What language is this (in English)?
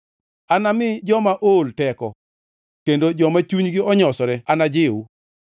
Luo (Kenya and Tanzania)